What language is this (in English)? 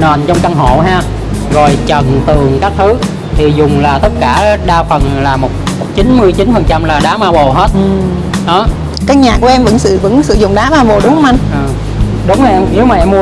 Vietnamese